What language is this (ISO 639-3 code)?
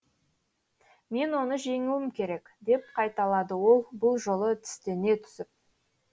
kaz